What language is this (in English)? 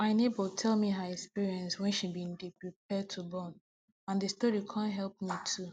Nigerian Pidgin